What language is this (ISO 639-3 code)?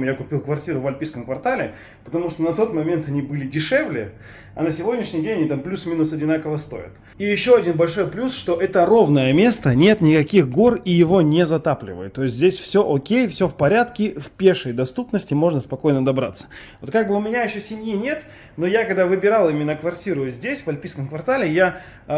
rus